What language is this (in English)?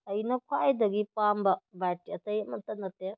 Manipuri